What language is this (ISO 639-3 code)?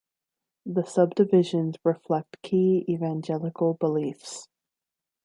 eng